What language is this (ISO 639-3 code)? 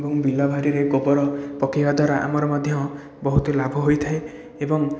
ori